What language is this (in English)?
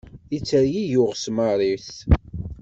Kabyle